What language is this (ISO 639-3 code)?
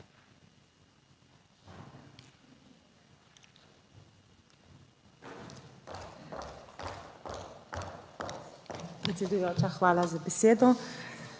slv